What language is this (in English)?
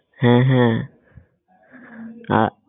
Bangla